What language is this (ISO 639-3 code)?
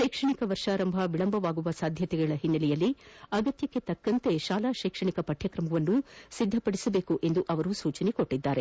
kan